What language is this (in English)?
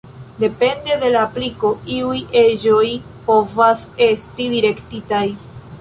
Esperanto